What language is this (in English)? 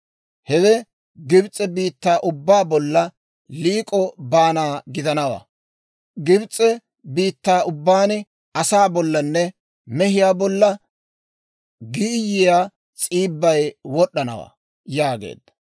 Dawro